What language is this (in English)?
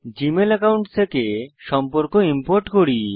Bangla